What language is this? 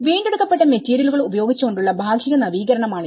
Malayalam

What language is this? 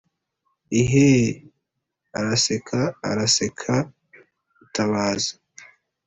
Kinyarwanda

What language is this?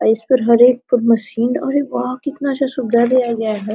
Hindi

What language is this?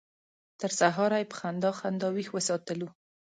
Pashto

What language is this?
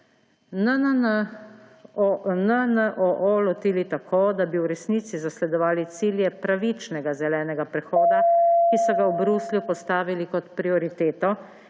Slovenian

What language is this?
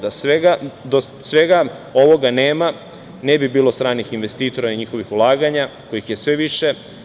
Serbian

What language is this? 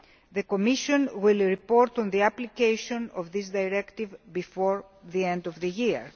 English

